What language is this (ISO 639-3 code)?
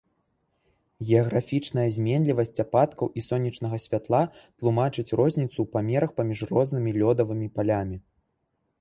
bel